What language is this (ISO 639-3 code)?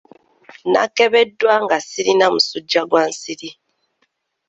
lug